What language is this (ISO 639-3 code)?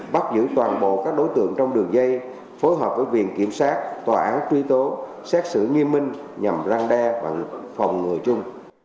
vie